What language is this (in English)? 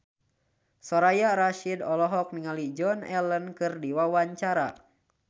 Sundanese